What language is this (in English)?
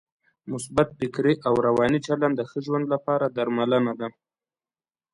Pashto